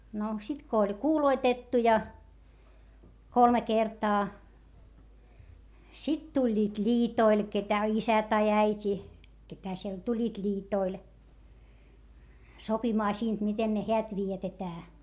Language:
Finnish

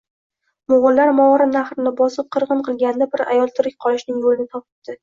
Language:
Uzbek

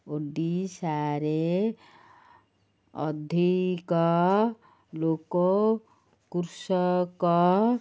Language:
Odia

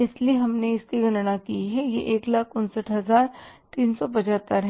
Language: Hindi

